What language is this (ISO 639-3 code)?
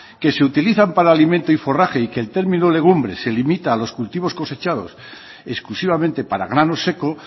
spa